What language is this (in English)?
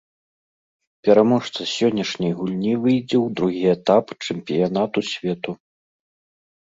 Belarusian